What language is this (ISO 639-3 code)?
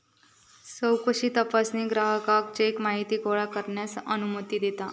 mar